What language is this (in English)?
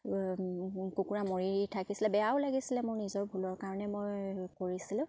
Assamese